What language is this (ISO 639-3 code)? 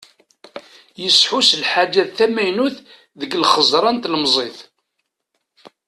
kab